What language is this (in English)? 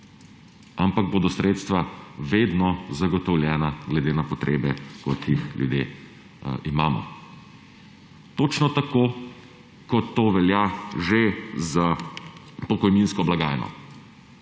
Slovenian